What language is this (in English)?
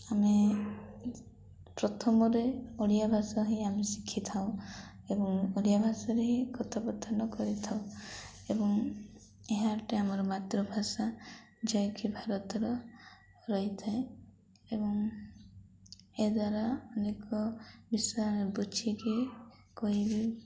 Odia